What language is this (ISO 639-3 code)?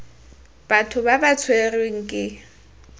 tsn